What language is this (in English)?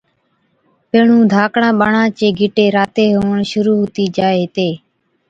Od